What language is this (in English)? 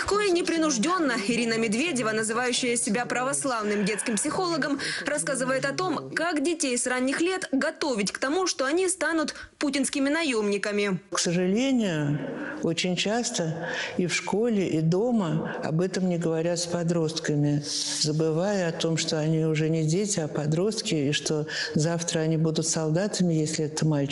Russian